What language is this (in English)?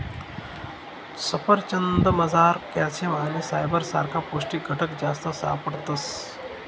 Marathi